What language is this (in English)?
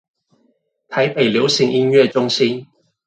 Chinese